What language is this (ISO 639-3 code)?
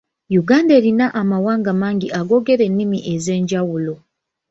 lug